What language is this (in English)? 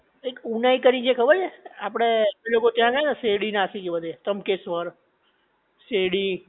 Gujarati